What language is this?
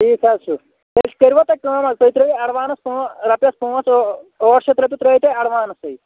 Kashmiri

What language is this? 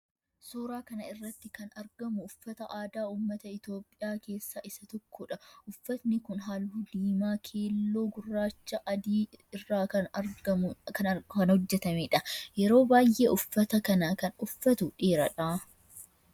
Oromo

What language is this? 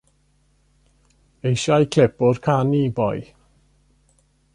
Welsh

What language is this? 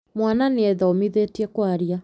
Kikuyu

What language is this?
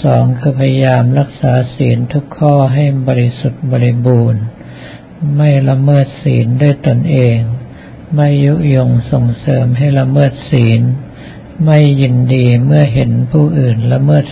Thai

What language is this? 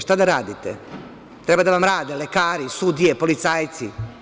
Serbian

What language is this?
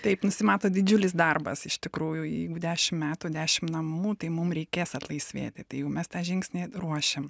Lithuanian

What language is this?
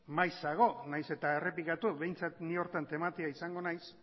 Basque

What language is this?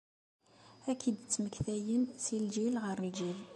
Kabyle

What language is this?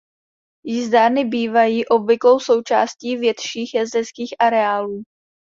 Czech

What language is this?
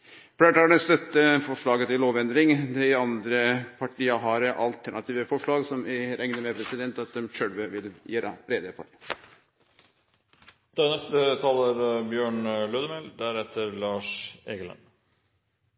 Norwegian Nynorsk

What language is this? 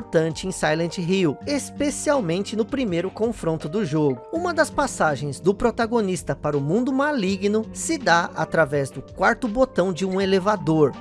Portuguese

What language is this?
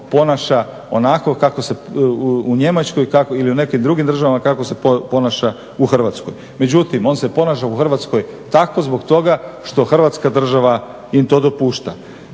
Croatian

